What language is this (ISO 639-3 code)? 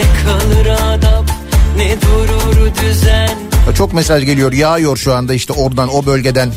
tur